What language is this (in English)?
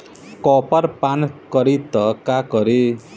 Bhojpuri